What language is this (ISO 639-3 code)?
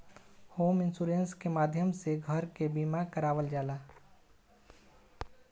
bho